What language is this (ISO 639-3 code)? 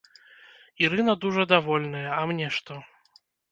bel